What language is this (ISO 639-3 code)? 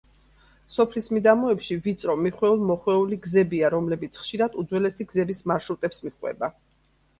kat